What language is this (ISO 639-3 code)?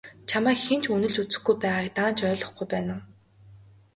mon